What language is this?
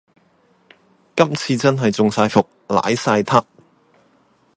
Cantonese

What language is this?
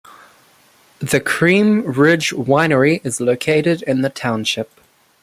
English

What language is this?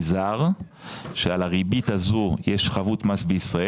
Hebrew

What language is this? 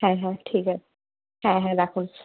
Bangla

